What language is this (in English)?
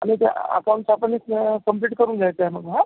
Marathi